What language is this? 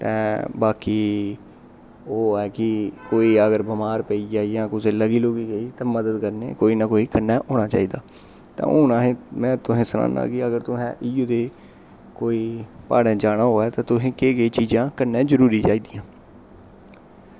Dogri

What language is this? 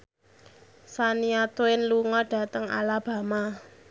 Javanese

